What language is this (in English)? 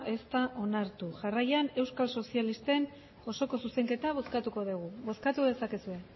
Basque